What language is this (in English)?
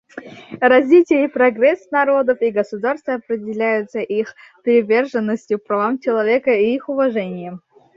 Russian